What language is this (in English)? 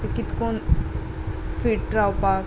Konkani